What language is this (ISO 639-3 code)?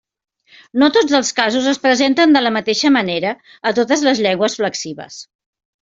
cat